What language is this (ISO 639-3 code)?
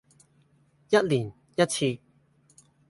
yue